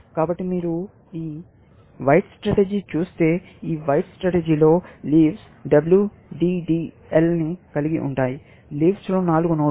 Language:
Telugu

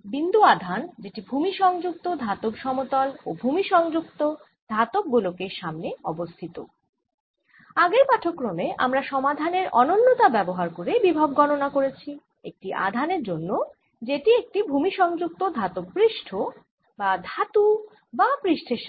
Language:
Bangla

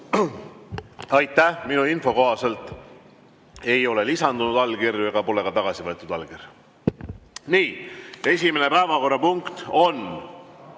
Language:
Estonian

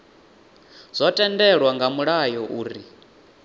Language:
Venda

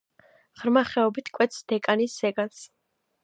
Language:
Georgian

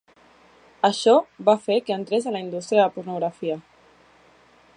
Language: Catalan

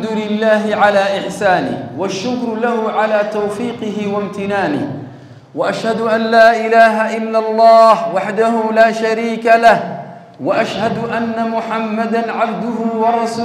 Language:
Arabic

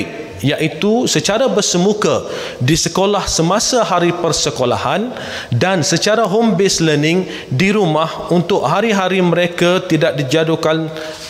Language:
Malay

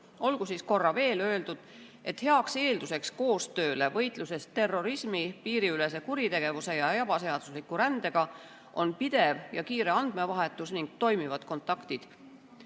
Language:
Estonian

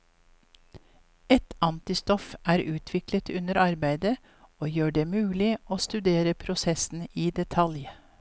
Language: Norwegian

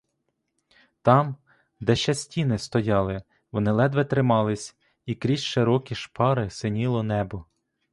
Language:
Ukrainian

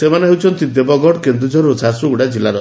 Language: Odia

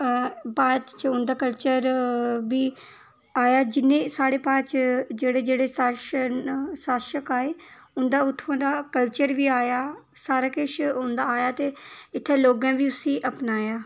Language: Dogri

